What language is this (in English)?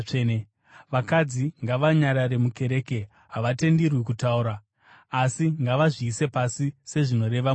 Shona